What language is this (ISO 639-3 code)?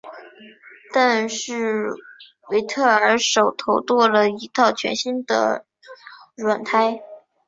zho